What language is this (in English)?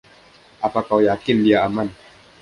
Indonesian